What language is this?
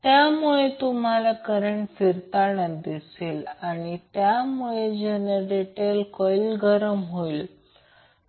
Marathi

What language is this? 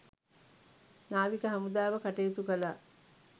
Sinhala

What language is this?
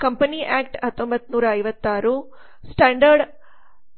Kannada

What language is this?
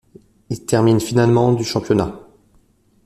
French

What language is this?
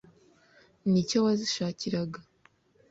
Kinyarwanda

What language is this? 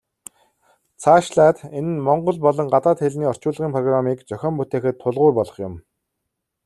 Mongolian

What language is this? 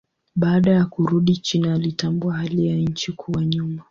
Swahili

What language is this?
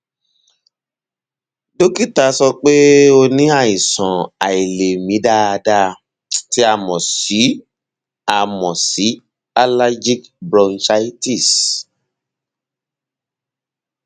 Yoruba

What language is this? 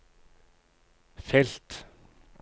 Norwegian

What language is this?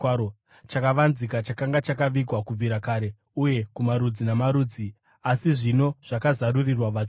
Shona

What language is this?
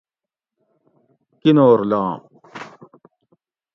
Gawri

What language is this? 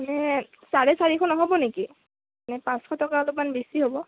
Assamese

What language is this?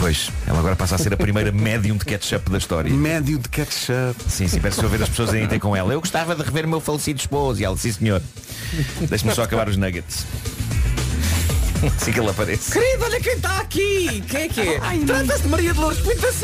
Portuguese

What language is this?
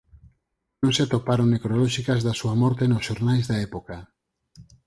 Galician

